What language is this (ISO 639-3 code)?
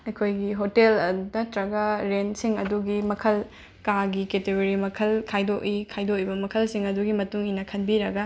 mni